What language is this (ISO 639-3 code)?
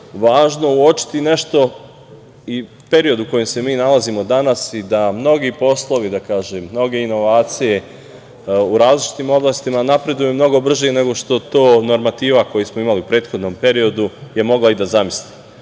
srp